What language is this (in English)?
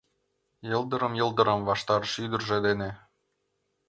Mari